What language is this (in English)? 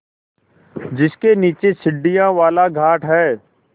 Hindi